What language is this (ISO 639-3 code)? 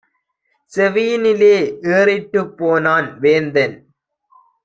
tam